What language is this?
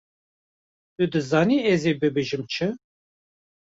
Kurdish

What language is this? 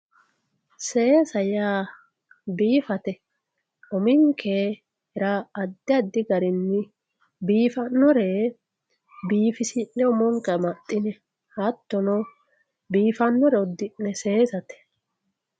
Sidamo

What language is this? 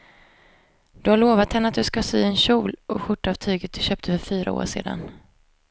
Swedish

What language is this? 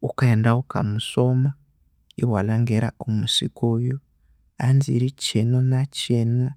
Konzo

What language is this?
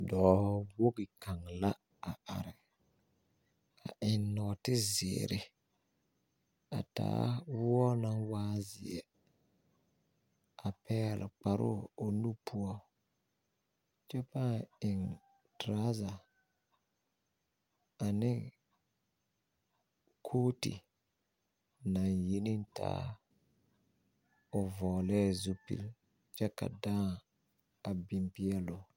Southern Dagaare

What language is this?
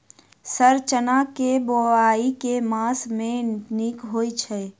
Maithili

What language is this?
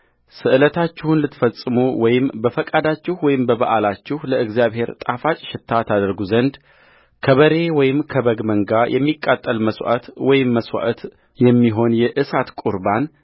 Amharic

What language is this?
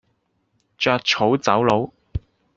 Cantonese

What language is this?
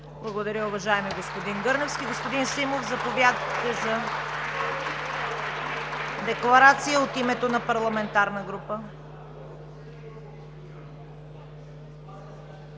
Bulgarian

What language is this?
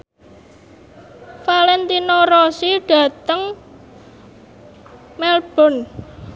Javanese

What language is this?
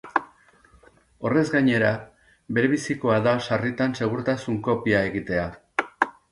Basque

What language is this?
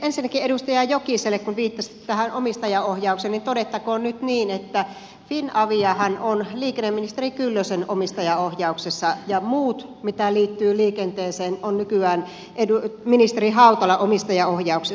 Finnish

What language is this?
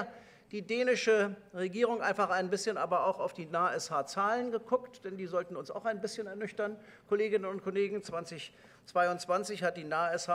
German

